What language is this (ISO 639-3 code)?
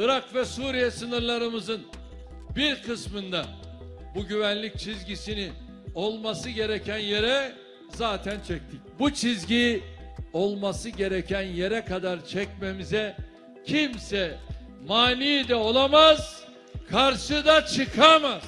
tur